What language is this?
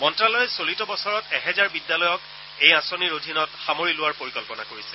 Assamese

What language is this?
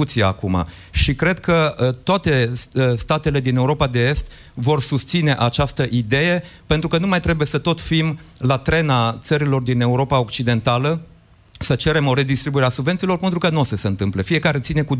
Romanian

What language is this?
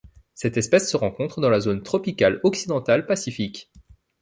French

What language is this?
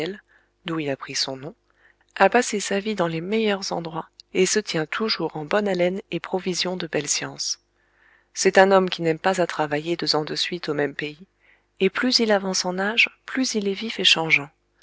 French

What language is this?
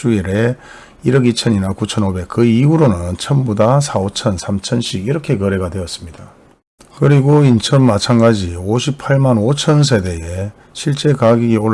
Korean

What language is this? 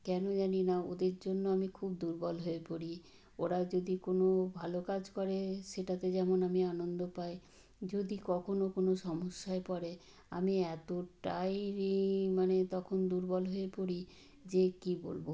Bangla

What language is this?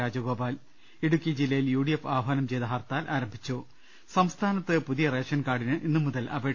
Malayalam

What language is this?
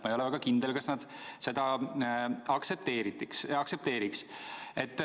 Estonian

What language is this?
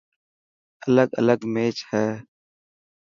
Dhatki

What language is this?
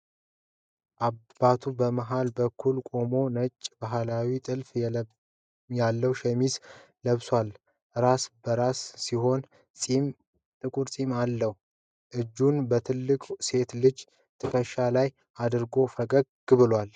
Amharic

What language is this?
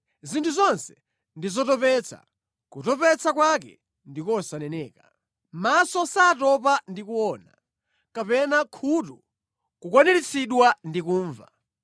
Nyanja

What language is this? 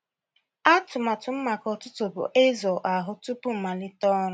Igbo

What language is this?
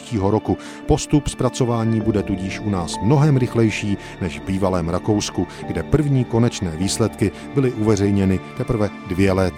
Czech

